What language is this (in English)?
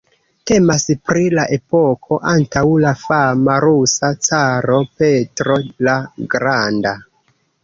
Esperanto